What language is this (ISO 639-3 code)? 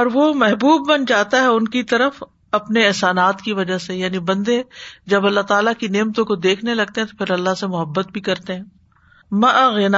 urd